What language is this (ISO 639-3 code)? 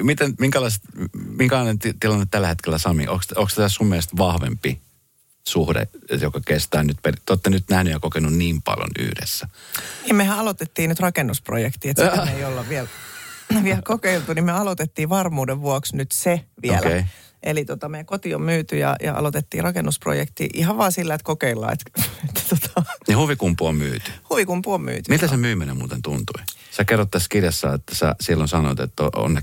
fin